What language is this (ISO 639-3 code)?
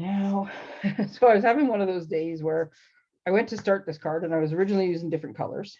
eng